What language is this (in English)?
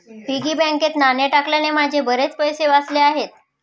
Marathi